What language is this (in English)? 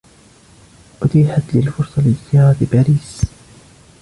Arabic